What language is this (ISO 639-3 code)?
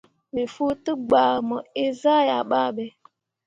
mua